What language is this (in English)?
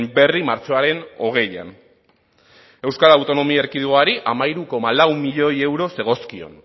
Basque